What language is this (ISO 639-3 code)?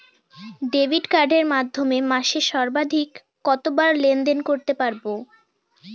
ben